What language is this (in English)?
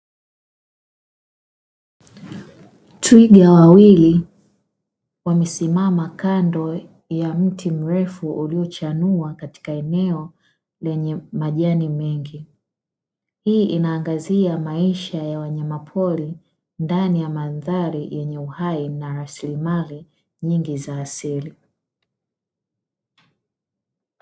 Swahili